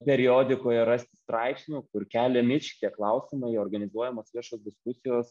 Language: Lithuanian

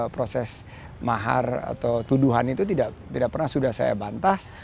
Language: Indonesian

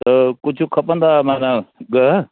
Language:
Sindhi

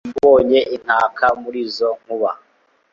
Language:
Kinyarwanda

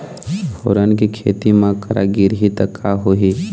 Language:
Chhattisgarhi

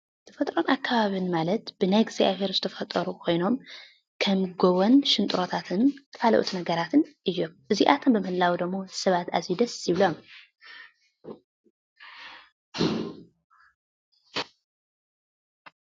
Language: Tigrinya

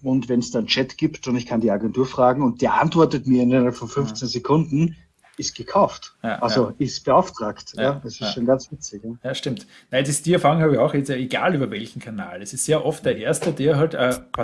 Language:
German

